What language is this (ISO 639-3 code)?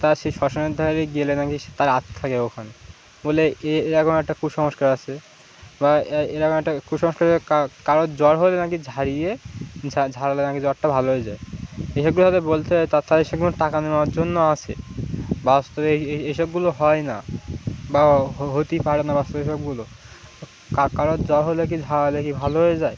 ben